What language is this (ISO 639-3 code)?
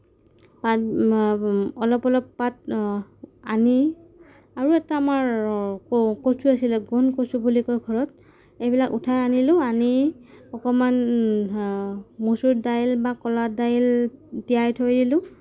asm